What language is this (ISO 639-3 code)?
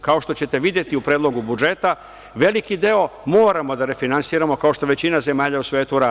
srp